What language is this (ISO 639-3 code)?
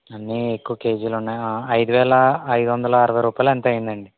tel